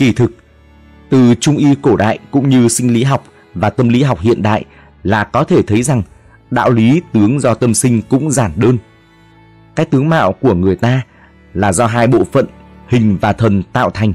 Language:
Vietnamese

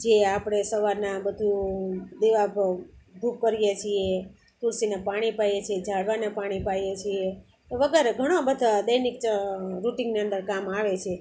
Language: Gujarati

